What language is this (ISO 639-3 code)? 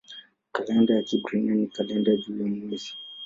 swa